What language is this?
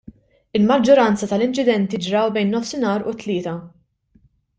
Maltese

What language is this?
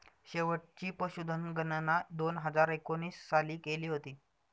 Marathi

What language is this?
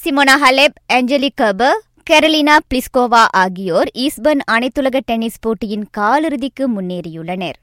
Tamil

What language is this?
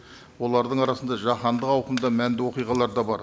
Kazakh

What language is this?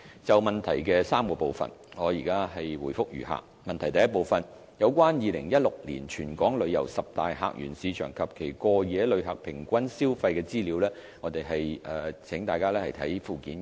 Cantonese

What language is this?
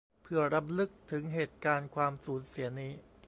Thai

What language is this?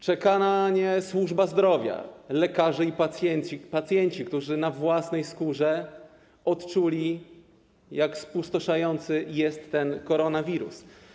Polish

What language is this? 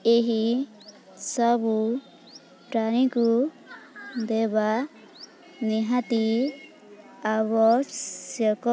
Odia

